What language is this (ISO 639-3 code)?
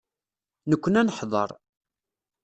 kab